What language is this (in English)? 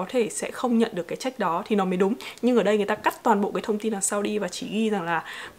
Vietnamese